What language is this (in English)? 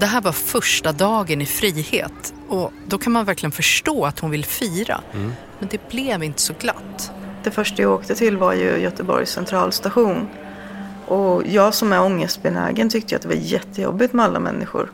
Swedish